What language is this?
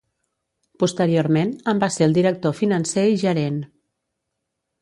Catalan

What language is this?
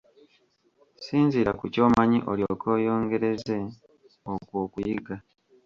Ganda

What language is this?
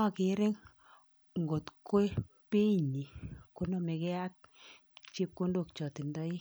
Kalenjin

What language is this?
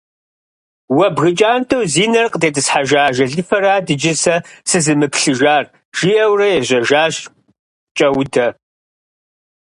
Kabardian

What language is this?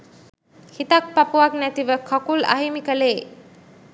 Sinhala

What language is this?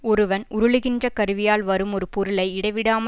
Tamil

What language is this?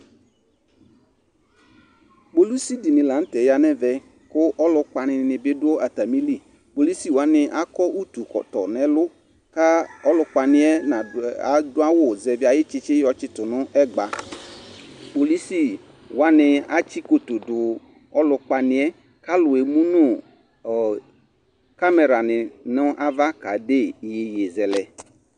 Ikposo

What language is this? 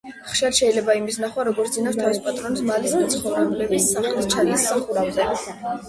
Georgian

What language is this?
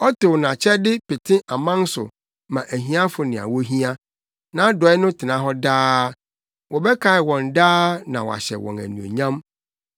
Akan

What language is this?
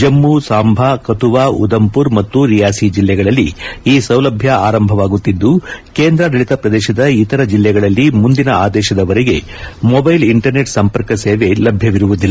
Kannada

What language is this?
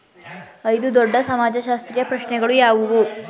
Kannada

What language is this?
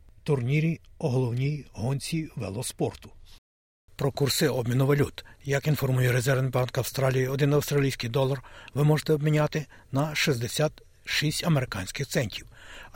Ukrainian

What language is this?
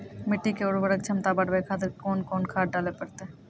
Maithili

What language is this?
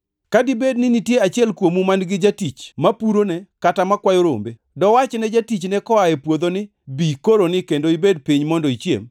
Luo (Kenya and Tanzania)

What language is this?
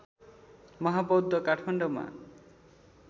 Nepali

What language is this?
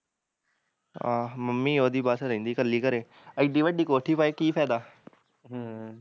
Punjabi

